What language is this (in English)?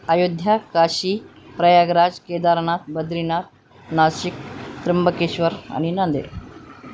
Marathi